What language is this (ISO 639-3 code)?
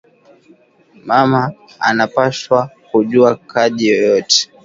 swa